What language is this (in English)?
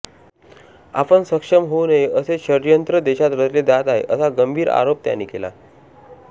Marathi